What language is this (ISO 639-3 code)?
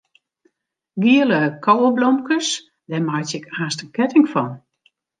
fry